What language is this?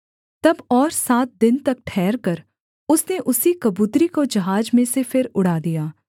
Hindi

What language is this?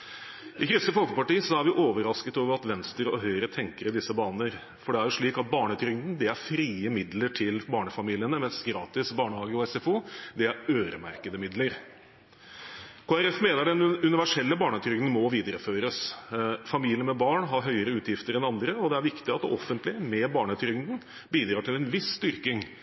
Norwegian Bokmål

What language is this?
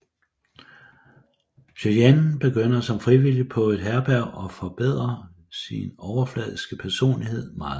Danish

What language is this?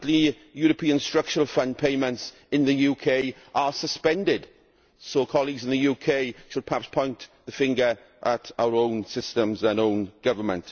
English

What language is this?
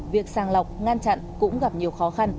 Vietnamese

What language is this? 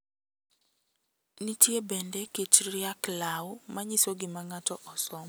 Luo (Kenya and Tanzania)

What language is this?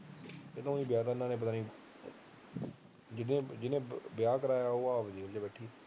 Punjabi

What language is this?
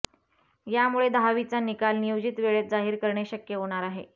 Marathi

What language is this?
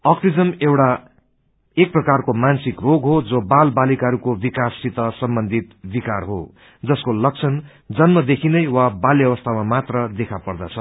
Nepali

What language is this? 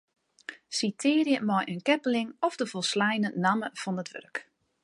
Western Frisian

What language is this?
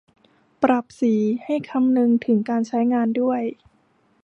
Thai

